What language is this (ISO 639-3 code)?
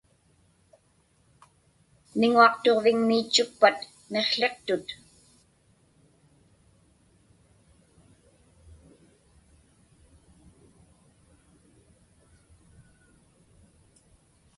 ipk